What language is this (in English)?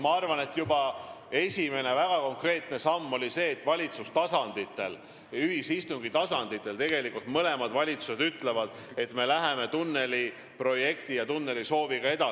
Estonian